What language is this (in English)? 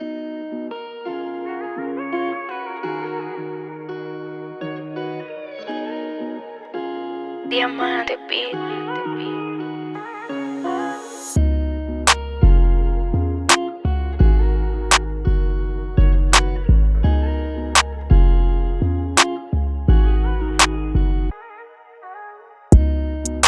English